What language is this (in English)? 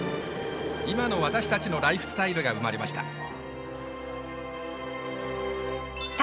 Japanese